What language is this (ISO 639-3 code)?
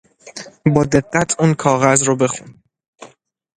fas